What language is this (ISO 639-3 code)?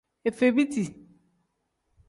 kdh